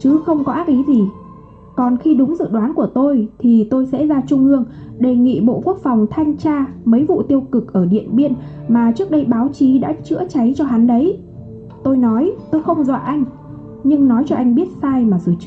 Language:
Vietnamese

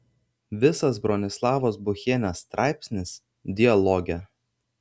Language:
Lithuanian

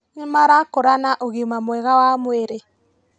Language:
Kikuyu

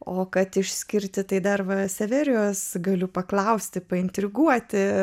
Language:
Lithuanian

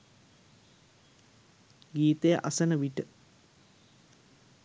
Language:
Sinhala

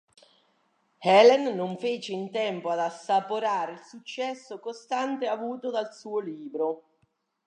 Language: Italian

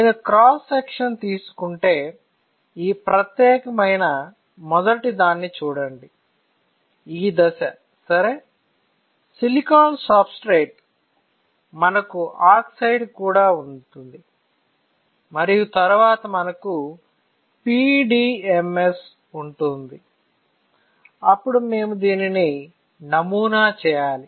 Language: Telugu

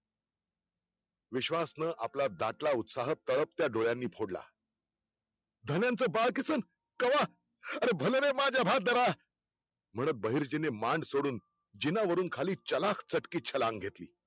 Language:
Marathi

